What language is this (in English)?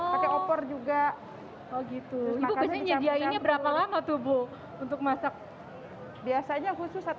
Indonesian